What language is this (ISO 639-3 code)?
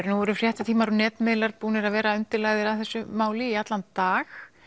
isl